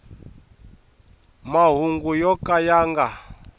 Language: Tsonga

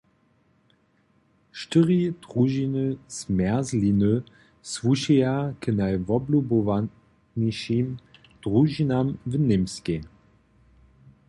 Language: Upper Sorbian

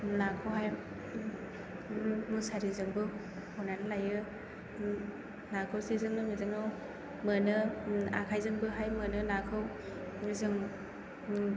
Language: Bodo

